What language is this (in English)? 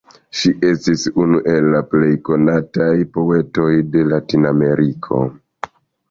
Esperanto